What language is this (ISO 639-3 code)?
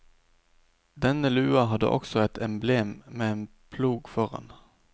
nor